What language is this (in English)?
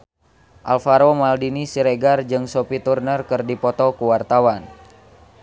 Sundanese